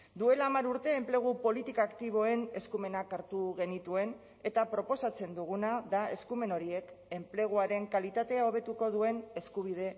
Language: Basque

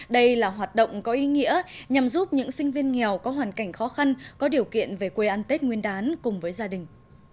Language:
Vietnamese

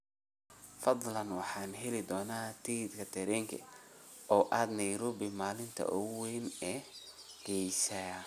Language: Somali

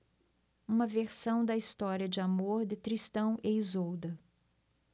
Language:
Portuguese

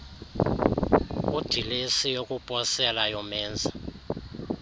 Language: Xhosa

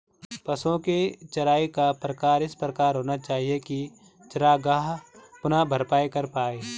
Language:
Hindi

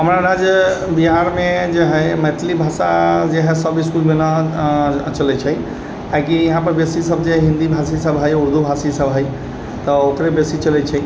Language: Maithili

